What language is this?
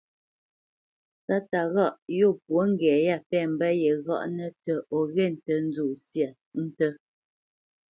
Bamenyam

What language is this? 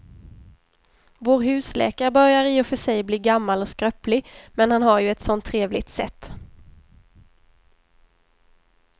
Swedish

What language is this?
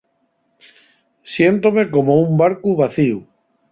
Asturian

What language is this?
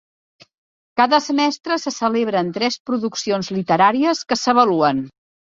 Catalan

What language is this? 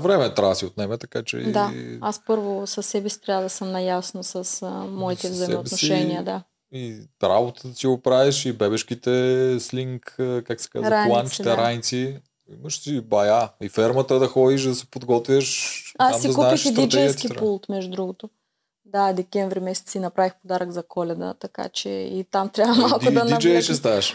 Bulgarian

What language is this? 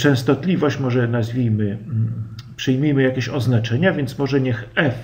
Polish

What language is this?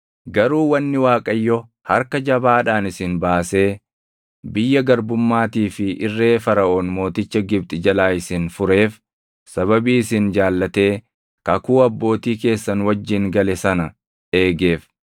Oromo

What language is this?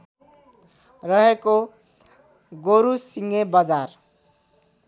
Nepali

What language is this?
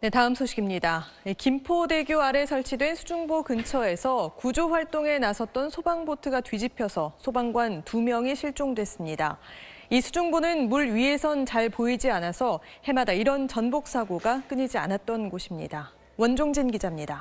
Korean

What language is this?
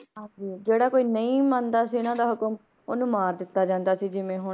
Punjabi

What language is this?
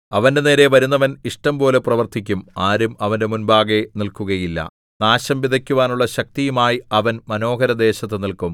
Malayalam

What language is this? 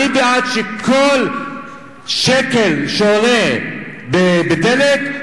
Hebrew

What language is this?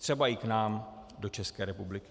Czech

